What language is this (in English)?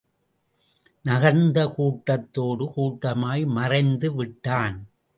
Tamil